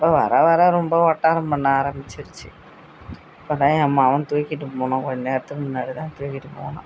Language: Tamil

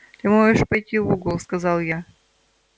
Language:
Russian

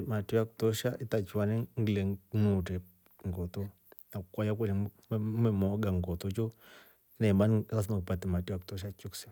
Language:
Rombo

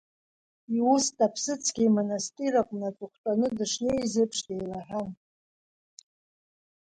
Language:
Abkhazian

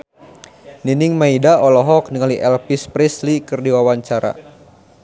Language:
Sundanese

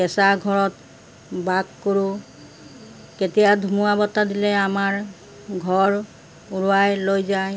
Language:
Assamese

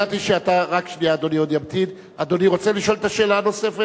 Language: Hebrew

